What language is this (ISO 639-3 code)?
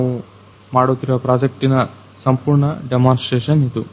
kan